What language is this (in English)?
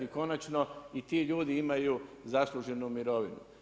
Croatian